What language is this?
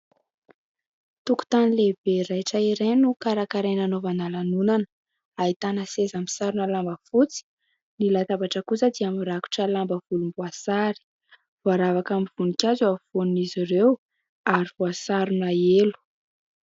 Malagasy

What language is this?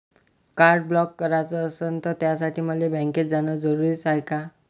Marathi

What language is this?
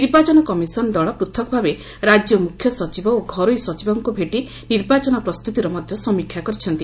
Odia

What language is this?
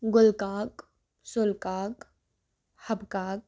Kashmiri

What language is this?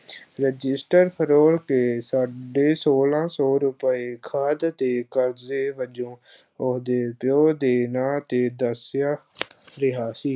Punjabi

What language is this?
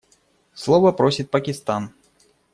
Russian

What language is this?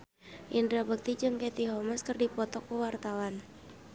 Sundanese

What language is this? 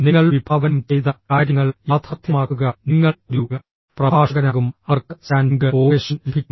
Malayalam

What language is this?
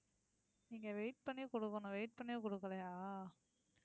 Tamil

